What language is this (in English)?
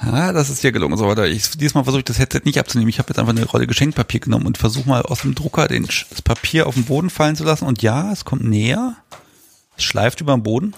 German